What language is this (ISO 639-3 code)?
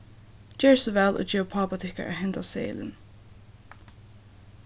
fao